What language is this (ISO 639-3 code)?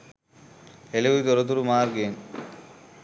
sin